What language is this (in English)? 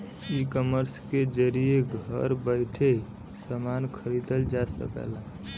Bhojpuri